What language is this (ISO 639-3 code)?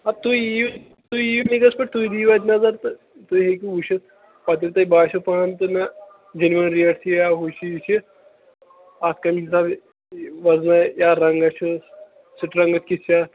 kas